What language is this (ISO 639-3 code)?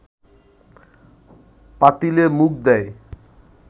ben